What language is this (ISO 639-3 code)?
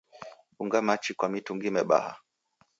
dav